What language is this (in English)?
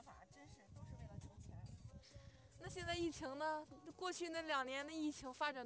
Chinese